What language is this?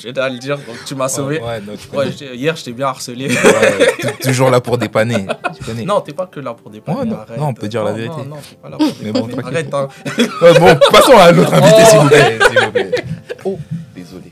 French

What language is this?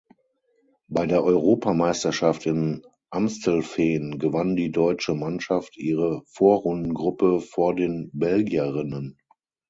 German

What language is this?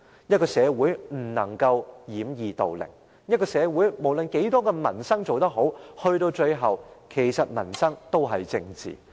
Cantonese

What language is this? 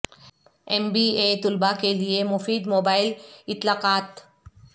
Urdu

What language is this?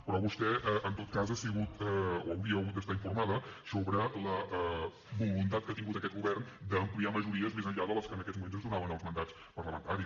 Catalan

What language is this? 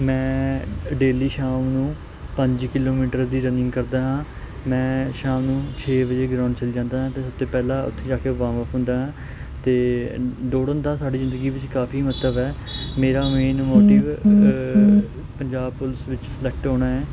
Punjabi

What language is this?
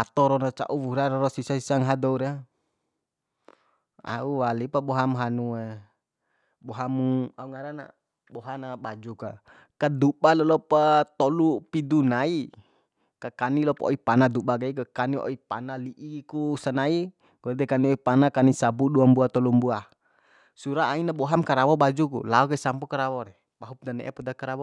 Bima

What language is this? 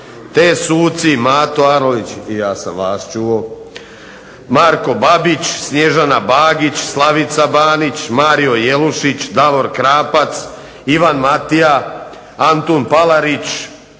Croatian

